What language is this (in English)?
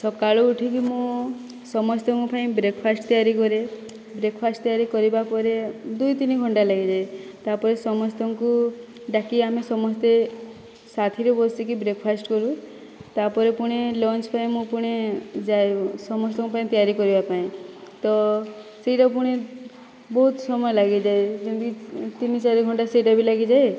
Odia